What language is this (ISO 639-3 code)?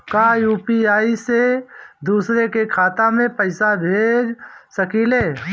bho